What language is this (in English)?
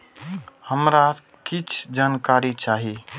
Maithili